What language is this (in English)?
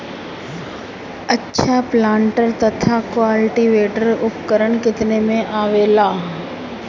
Bhojpuri